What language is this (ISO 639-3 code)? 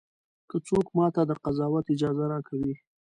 pus